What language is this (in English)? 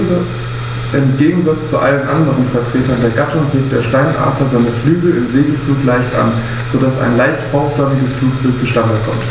German